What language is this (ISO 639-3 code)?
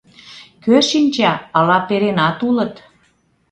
chm